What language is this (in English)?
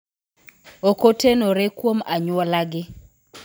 Luo (Kenya and Tanzania)